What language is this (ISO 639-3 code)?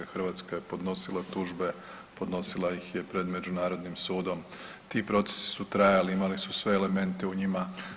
hrv